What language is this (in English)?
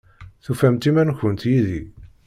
Kabyle